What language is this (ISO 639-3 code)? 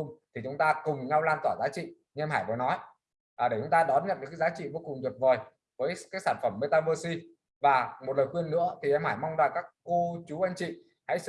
vie